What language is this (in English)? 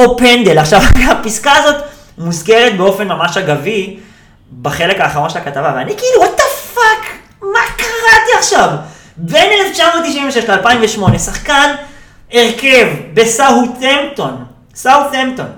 Hebrew